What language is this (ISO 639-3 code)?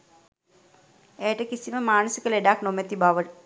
sin